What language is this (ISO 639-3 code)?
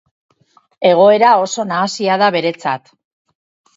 eus